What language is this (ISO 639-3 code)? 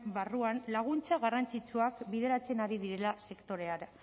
eus